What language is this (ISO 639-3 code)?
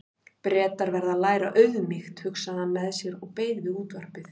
isl